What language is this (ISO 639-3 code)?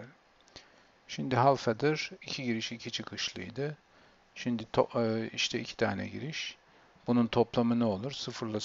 tur